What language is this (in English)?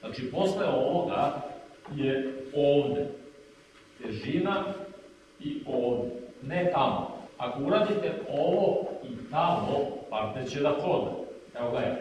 Serbian